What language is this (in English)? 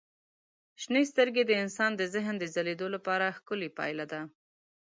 Pashto